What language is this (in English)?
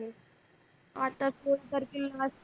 Marathi